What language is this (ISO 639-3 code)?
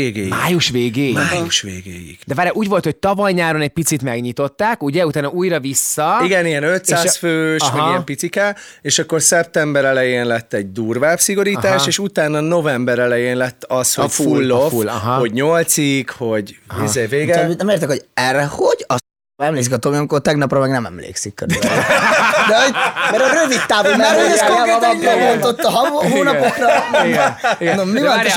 hun